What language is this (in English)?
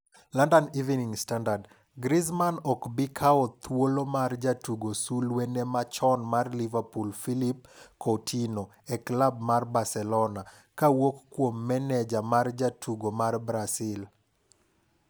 Luo (Kenya and Tanzania)